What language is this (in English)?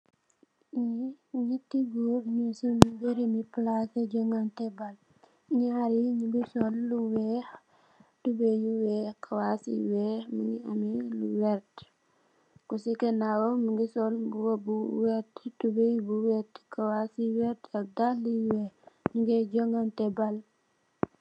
Wolof